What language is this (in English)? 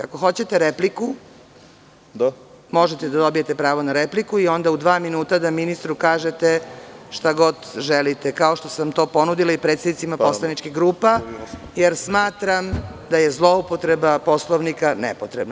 Serbian